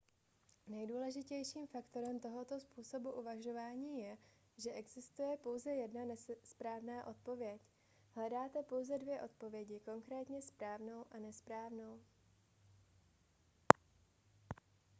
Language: Czech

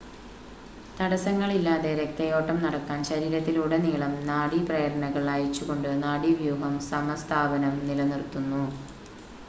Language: Malayalam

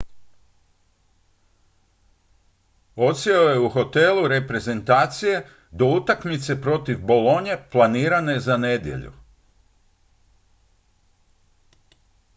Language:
Croatian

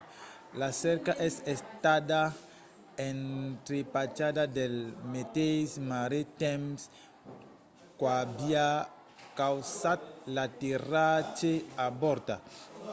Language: Occitan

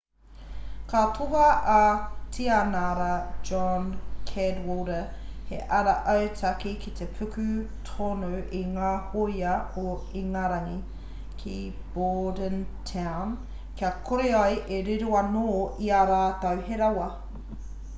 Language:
Māori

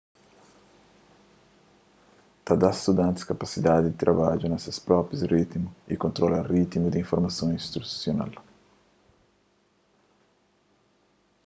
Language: Kabuverdianu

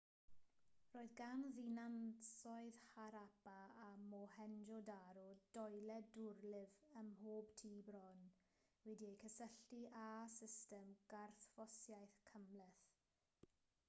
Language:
Welsh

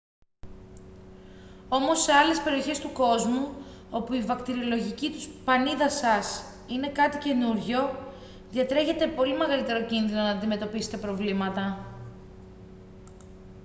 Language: Greek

